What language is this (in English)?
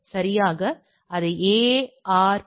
Tamil